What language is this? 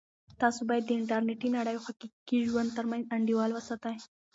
Pashto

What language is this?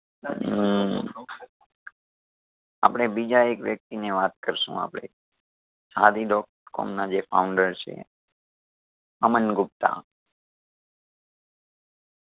Gujarati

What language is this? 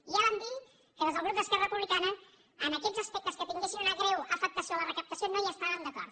Catalan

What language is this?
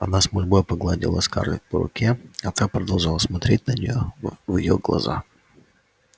Russian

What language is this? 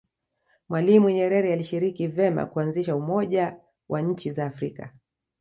Swahili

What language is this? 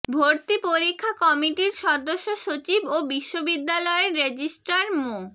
Bangla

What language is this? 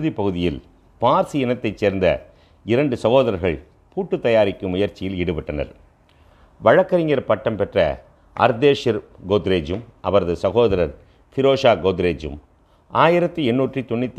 Tamil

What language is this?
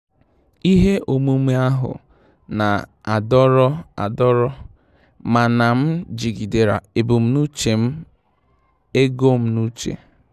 Igbo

